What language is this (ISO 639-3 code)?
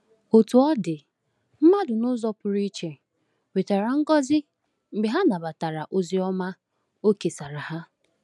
ibo